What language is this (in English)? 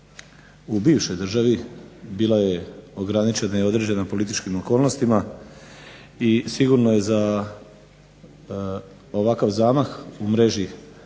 Croatian